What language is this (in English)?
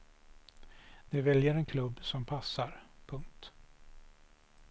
Swedish